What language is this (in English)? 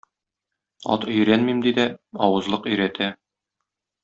Tatar